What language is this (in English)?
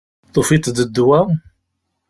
Kabyle